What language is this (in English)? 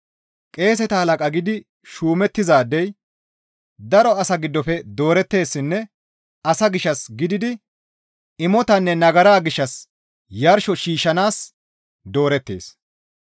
Gamo